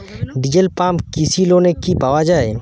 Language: Bangla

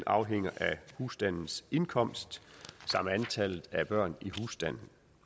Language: Danish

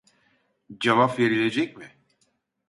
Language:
Turkish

